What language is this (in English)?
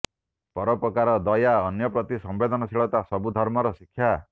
Odia